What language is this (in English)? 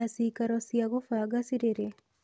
Kikuyu